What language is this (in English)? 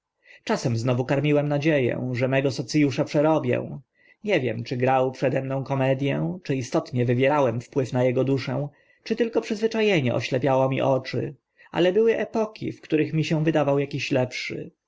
Polish